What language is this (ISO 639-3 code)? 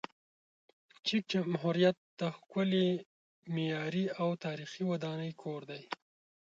pus